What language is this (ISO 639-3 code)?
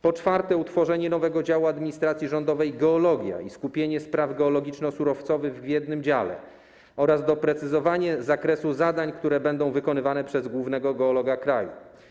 pol